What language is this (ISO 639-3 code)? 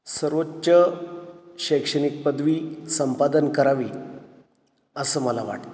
mar